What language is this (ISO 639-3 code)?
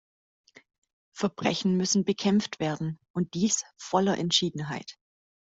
deu